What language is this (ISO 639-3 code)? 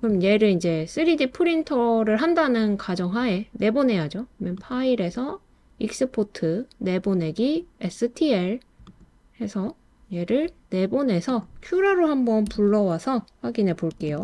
kor